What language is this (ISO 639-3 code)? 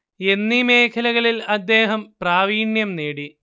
mal